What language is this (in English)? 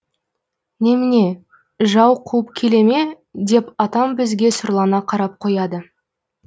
Kazakh